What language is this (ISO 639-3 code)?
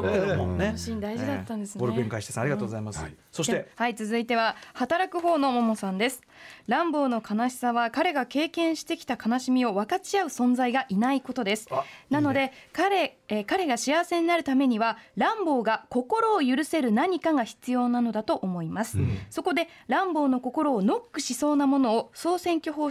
jpn